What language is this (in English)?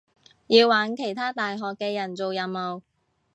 Cantonese